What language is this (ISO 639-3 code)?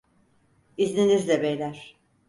tur